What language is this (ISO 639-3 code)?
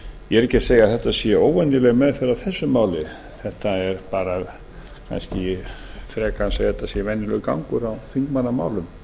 isl